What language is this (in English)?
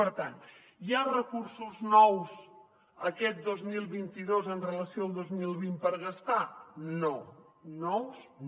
Catalan